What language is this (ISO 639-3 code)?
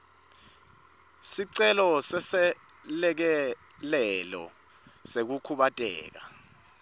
ssw